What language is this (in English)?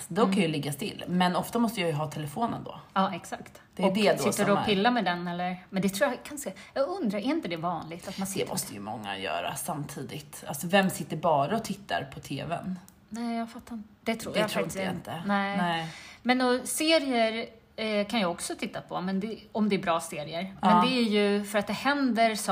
Swedish